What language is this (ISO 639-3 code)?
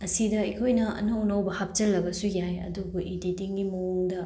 mni